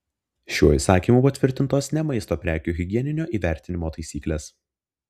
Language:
Lithuanian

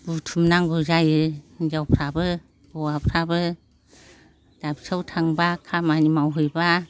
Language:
Bodo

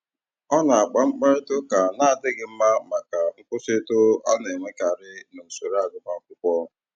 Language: Igbo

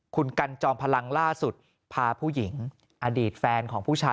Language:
Thai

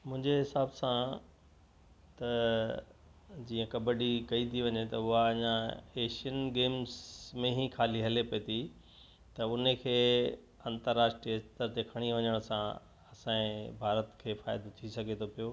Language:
Sindhi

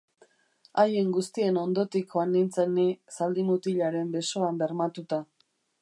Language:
Basque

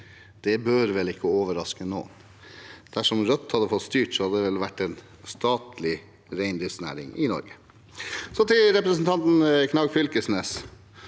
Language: Norwegian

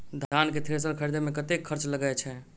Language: Maithili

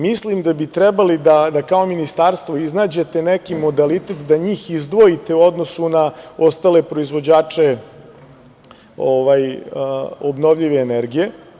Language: Serbian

